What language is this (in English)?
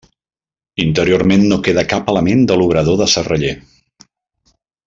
Catalan